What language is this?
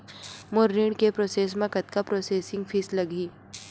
Chhattisgarhi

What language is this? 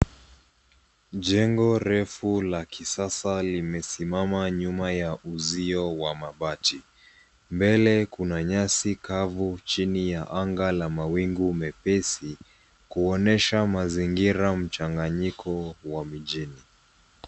Swahili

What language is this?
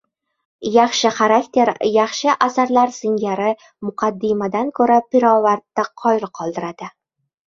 Uzbek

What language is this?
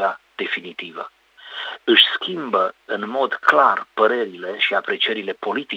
Romanian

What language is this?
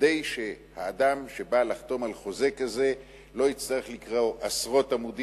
Hebrew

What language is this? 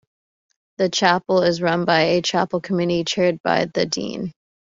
English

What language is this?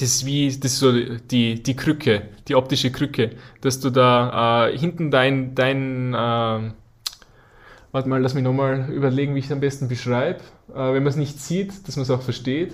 German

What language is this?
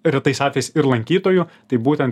Lithuanian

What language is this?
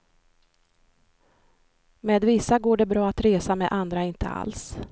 Swedish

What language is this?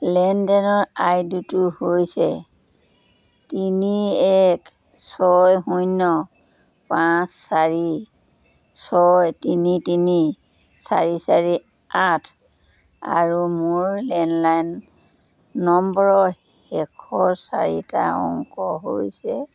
Assamese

